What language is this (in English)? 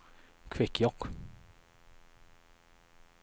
Swedish